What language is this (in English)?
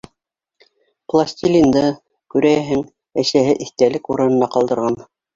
Bashkir